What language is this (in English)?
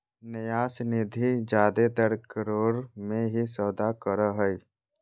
Magahi